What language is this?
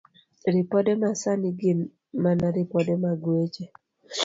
Luo (Kenya and Tanzania)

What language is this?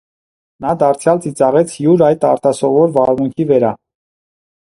Armenian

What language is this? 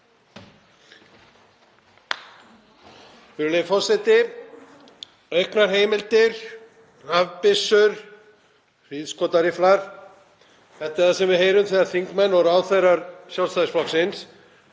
Icelandic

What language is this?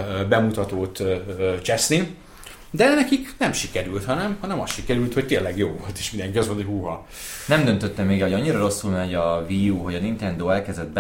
Hungarian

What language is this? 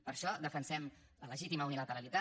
Catalan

